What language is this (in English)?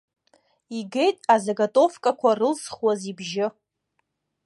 Abkhazian